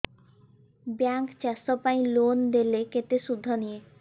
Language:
Odia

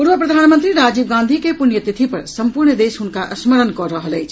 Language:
Maithili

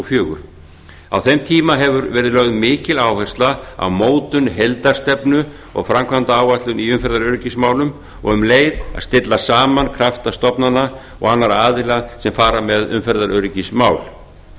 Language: Icelandic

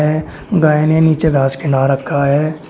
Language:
Hindi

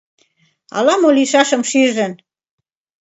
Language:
Mari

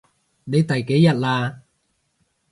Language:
Cantonese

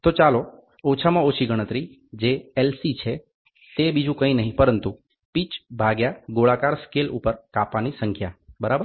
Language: Gujarati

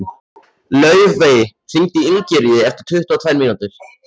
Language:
Icelandic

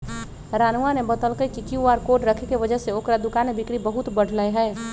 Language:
Magahi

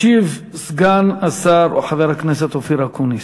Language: Hebrew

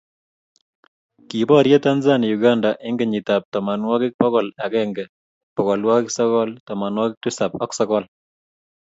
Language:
Kalenjin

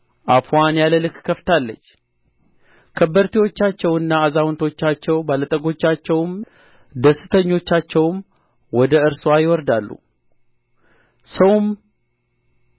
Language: Amharic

